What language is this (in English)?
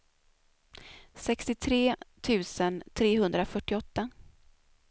Swedish